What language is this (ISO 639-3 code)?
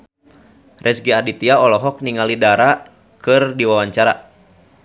sun